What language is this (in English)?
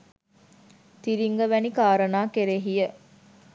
Sinhala